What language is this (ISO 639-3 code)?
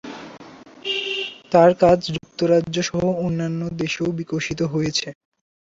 ben